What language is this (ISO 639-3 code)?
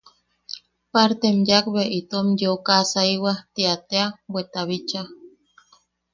yaq